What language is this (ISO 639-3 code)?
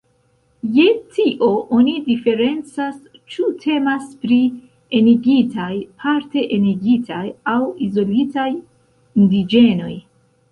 epo